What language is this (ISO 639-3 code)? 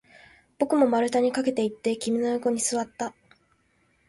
jpn